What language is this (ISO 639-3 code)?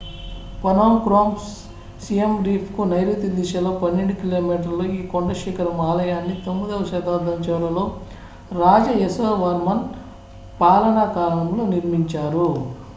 tel